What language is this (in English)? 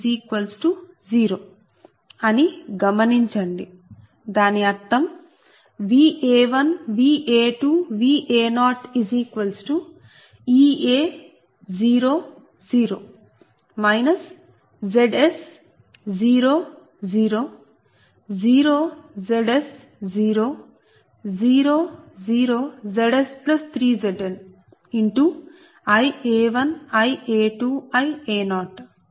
Telugu